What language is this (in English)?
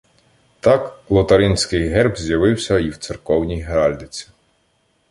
Ukrainian